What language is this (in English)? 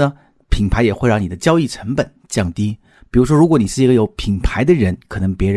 Chinese